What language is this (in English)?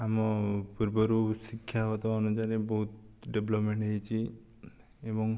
Odia